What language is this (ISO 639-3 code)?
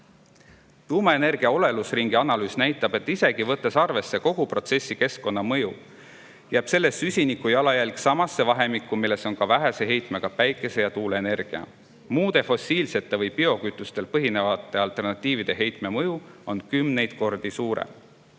est